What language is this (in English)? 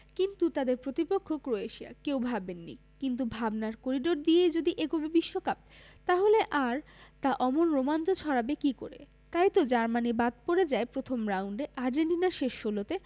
Bangla